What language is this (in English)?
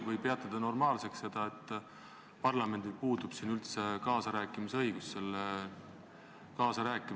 Estonian